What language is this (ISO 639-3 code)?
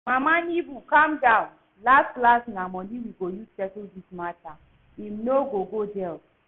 pcm